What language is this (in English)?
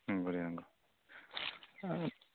Bodo